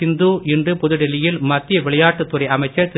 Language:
Tamil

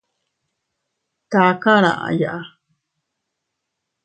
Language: Teutila Cuicatec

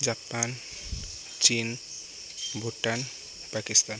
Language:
Odia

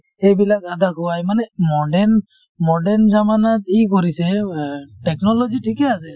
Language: Assamese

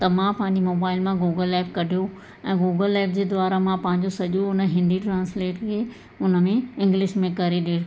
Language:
Sindhi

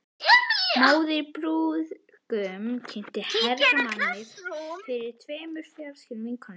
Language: Icelandic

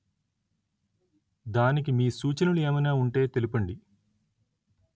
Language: Telugu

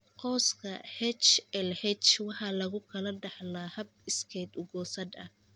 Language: Somali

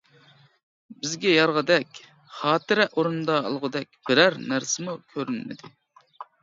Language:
Uyghur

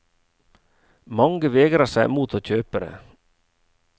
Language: Norwegian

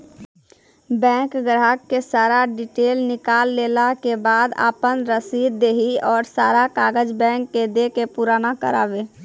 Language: Maithili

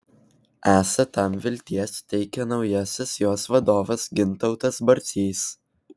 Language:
Lithuanian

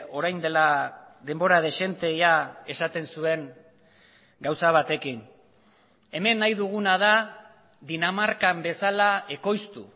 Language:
Basque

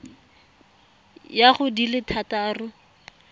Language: Tswana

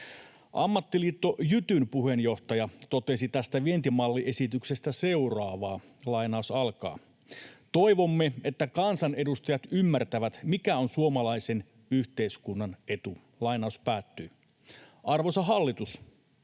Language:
Finnish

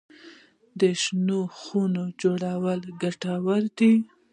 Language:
Pashto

